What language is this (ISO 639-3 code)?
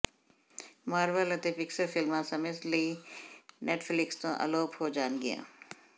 pan